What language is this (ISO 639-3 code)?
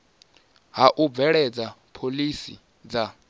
ven